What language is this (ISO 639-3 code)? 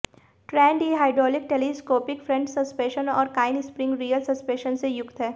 hin